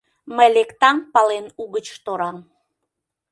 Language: Mari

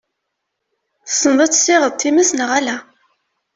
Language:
Kabyle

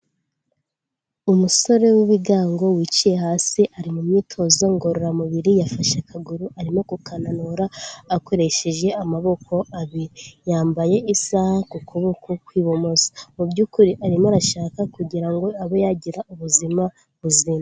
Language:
Kinyarwanda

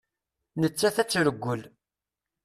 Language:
Kabyle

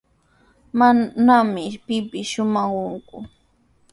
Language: Sihuas Ancash Quechua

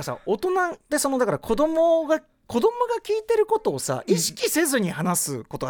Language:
Japanese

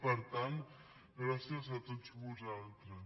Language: Catalan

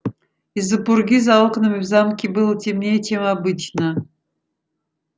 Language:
Russian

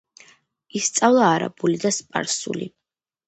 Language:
Georgian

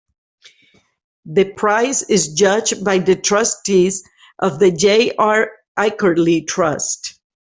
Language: English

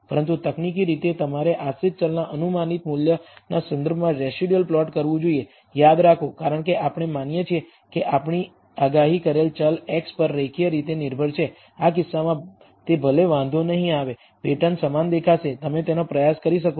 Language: Gujarati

